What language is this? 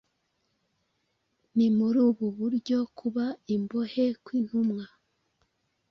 Kinyarwanda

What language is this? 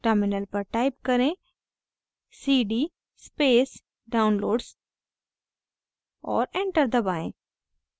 Hindi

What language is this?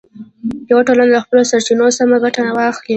Pashto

